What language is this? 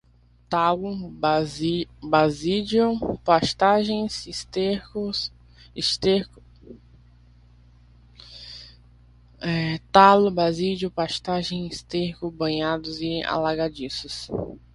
Portuguese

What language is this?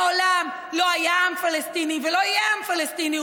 Hebrew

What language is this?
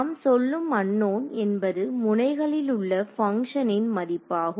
Tamil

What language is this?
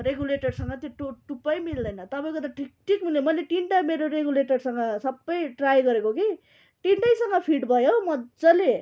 Nepali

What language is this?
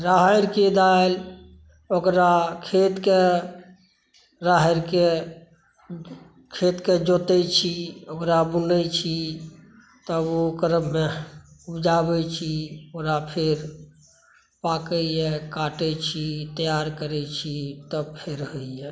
Maithili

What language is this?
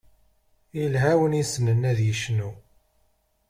Kabyle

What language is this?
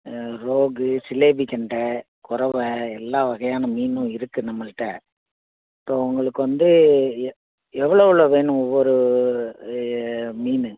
Tamil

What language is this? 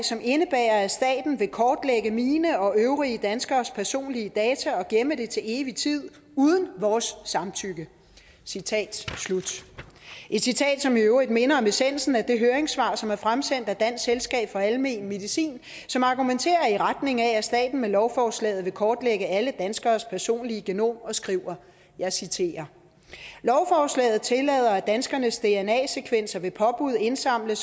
Danish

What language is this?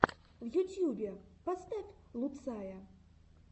Russian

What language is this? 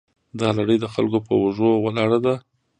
Pashto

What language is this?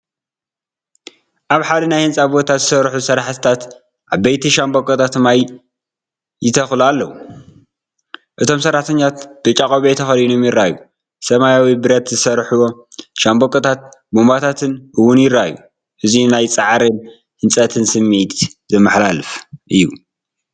Tigrinya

